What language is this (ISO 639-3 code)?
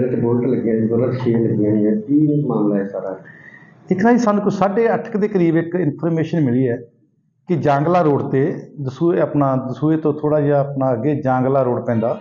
pan